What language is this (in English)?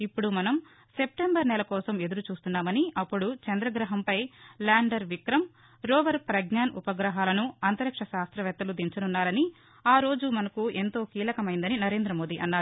Telugu